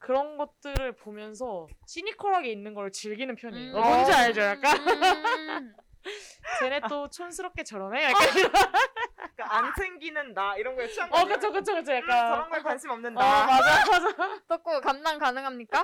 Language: Korean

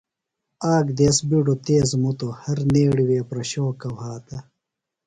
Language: Phalura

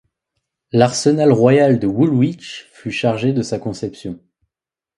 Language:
French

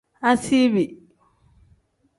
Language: Tem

